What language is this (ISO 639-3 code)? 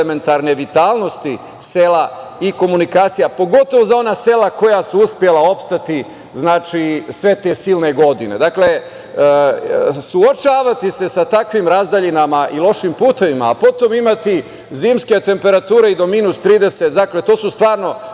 srp